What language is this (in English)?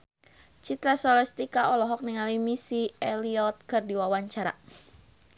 Sundanese